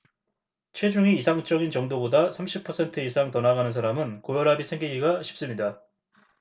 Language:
Korean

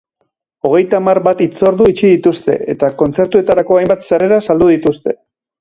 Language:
Basque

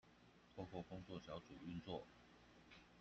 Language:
Chinese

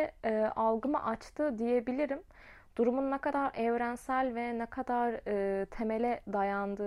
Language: Turkish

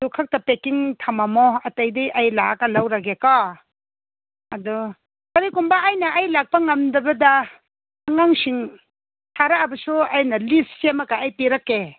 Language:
Manipuri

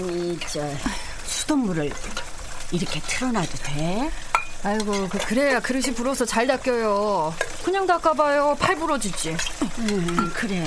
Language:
Korean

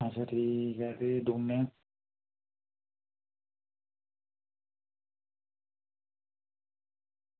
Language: Dogri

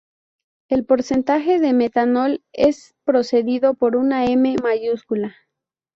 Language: Spanish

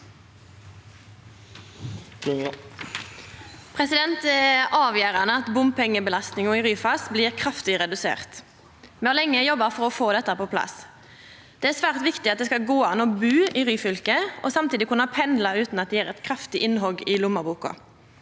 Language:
Norwegian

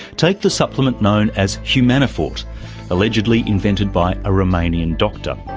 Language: English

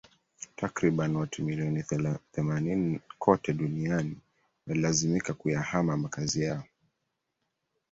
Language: Swahili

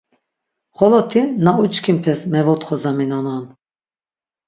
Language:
Laz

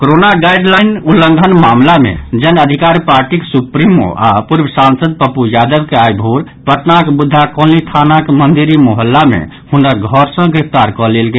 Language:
Maithili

